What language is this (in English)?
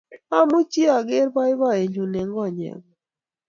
Kalenjin